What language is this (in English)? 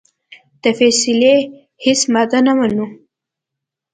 Pashto